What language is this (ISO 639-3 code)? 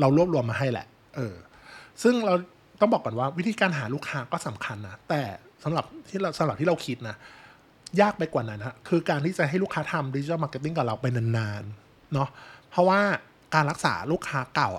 tha